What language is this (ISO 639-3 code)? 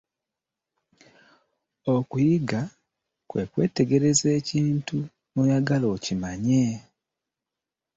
lug